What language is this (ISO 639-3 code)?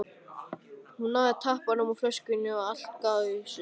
isl